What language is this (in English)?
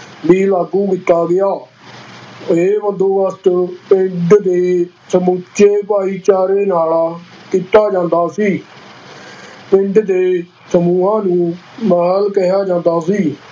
Punjabi